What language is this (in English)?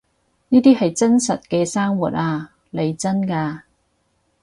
Cantonese